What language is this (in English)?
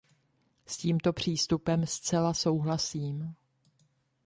Czech